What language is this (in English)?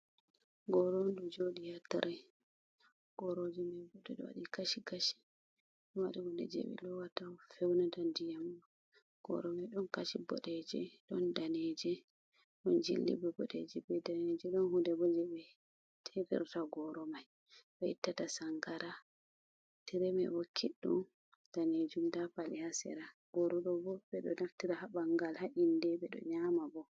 Fula